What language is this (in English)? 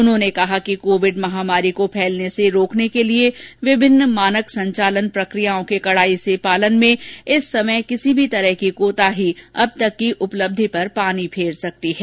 Hindi